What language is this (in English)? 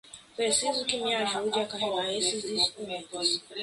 Portuguese